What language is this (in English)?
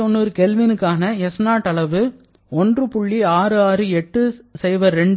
Tamil